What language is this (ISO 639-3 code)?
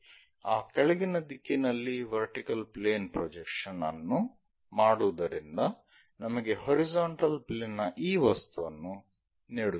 kan